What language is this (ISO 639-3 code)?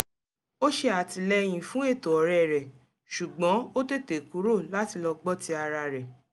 yor